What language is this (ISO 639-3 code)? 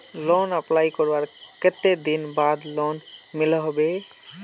mag